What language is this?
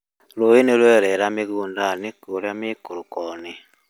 Kikuyu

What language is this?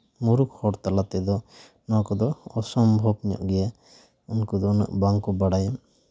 Santali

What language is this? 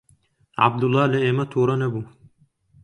Central Kurdish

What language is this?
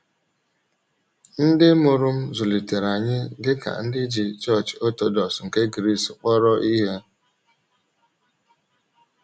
Igbo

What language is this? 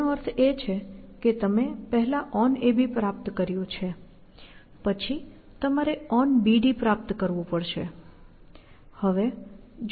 Gujarati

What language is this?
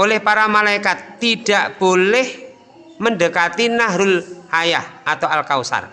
Indonesian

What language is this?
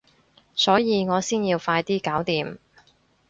Cantonese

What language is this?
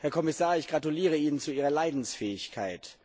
German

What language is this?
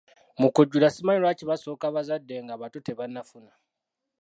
Ganda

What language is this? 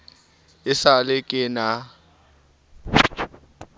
Southern Sotho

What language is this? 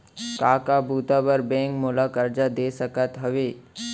Chhattisgarhi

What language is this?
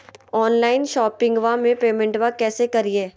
Magahi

